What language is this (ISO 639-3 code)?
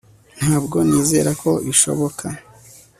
kin